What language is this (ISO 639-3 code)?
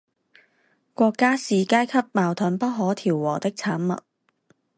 zho